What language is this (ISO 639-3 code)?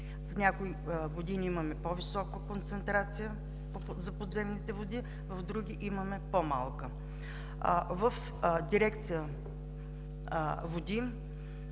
bul